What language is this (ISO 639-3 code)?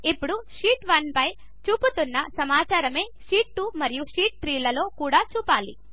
tel